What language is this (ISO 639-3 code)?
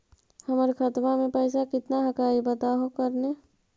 mag